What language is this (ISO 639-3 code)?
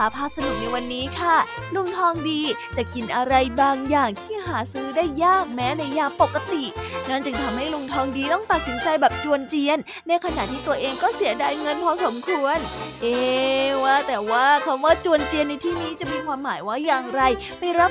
tha